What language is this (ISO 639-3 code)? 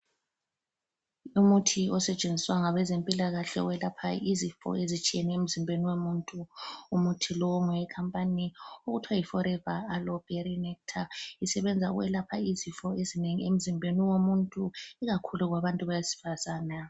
nde